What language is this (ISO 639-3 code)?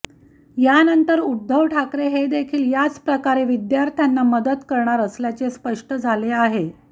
mar